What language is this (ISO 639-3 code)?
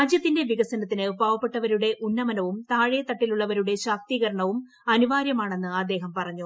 mal